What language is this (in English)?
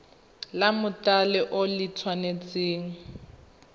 Tswana